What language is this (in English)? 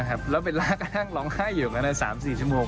Thai